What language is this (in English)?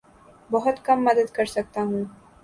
Urdu